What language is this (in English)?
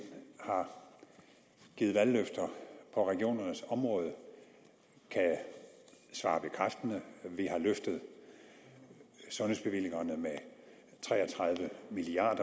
Danish